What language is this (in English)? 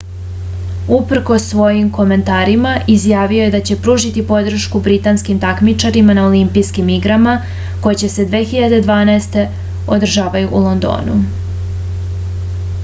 Serbian